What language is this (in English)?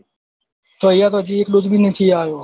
Gujarati